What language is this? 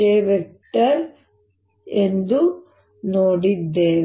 Kannada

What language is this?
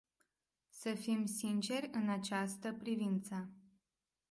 Romanian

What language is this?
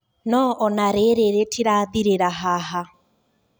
Kikuyu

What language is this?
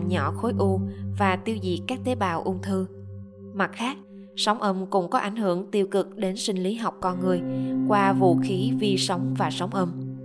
Vietnamese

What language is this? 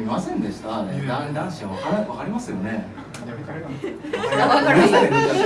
Japanese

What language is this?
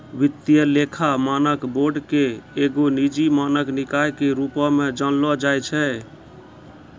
Maithili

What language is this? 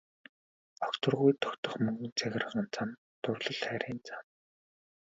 Mongolian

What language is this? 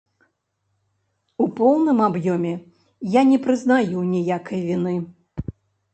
Belarusian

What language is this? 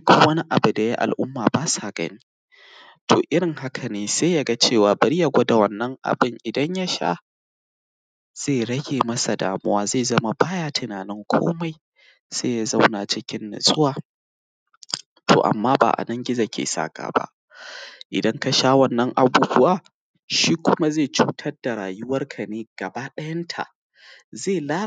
Hausa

